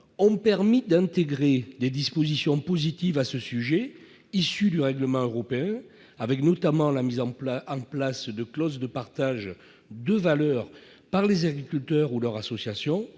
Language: French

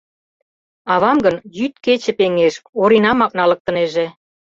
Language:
Mari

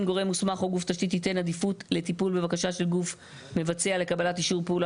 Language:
Hebrew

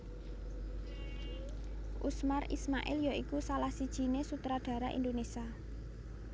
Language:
Javanese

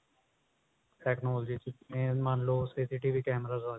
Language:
Punjabi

